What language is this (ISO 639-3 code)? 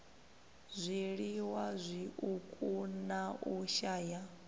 ven